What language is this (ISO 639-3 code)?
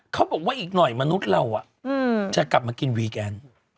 tha